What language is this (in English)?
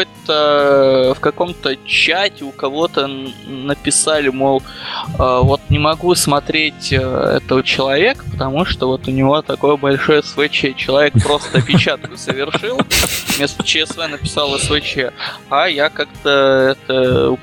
Russian